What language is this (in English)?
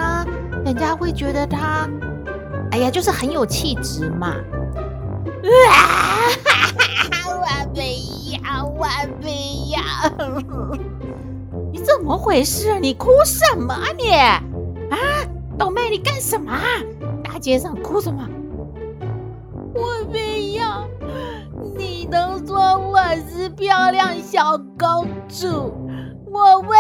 Chinese